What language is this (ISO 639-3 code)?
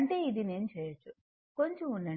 tel